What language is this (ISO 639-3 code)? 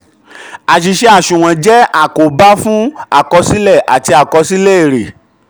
yor